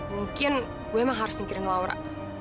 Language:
Indonesian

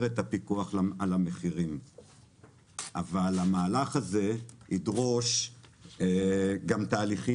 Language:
Hebrew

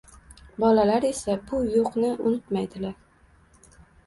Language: Uzbek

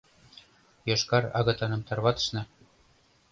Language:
Mari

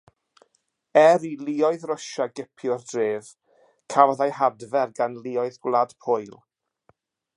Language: Welsh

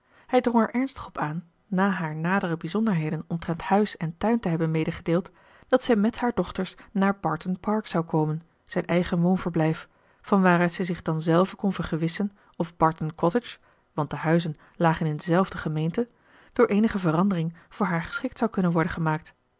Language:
Dutch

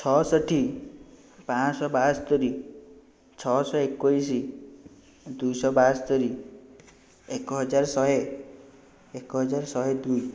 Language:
Odia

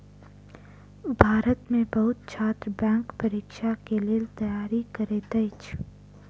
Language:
Maithili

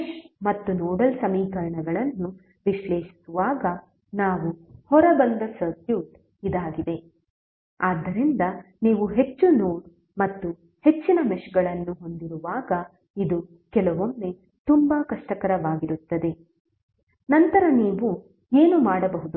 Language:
Kannada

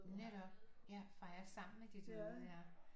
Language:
Danish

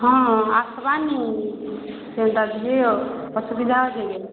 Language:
Odia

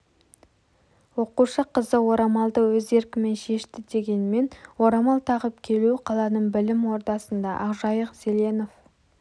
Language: Kazakh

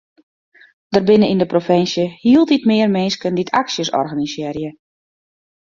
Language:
Western Frisian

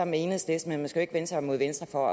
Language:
Danish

